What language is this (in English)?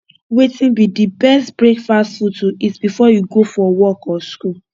Nigerian Pidgin